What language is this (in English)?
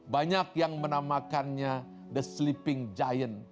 Indonesian